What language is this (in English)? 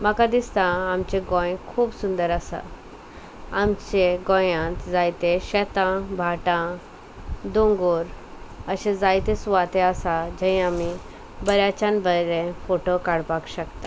Konkani